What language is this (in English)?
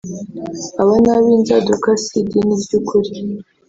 Kinyarwanda